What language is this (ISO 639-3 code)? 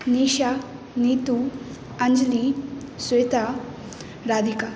mai